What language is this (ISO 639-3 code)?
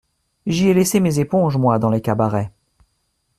fra